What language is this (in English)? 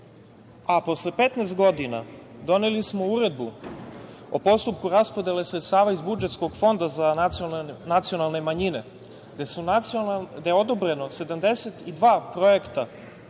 Serbian